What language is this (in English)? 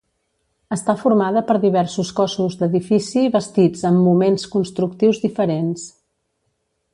Catalan